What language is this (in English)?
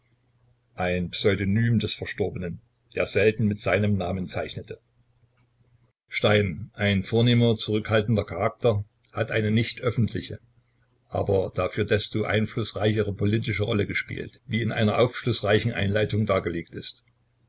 German